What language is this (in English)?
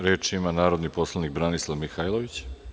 Serbian